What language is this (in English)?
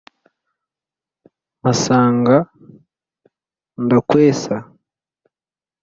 Kinyarwanda